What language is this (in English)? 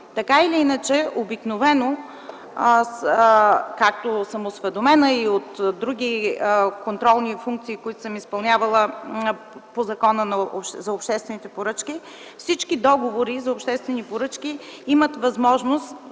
Bulgarian